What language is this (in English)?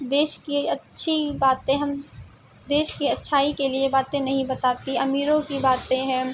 Urdu